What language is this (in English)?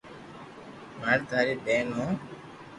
Loarki